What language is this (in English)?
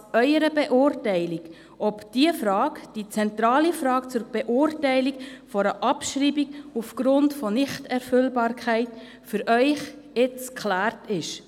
Swiss German